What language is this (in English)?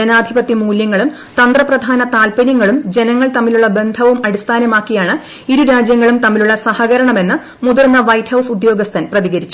Malayalam